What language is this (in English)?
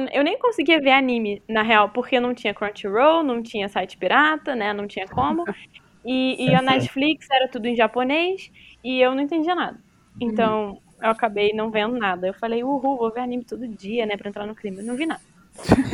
Portuguese